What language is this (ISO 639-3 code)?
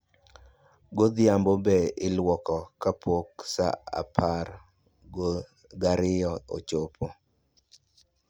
luo